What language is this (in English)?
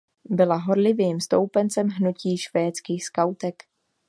Czech